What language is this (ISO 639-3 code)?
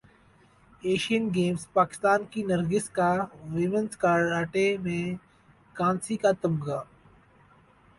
urd